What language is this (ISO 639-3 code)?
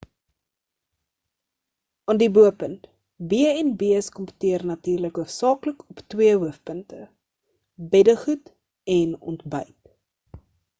afr